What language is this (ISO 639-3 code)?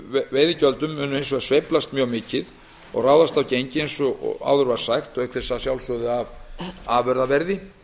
isl